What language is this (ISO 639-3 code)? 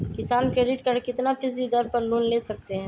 mag